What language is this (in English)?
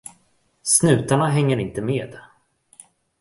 Swedish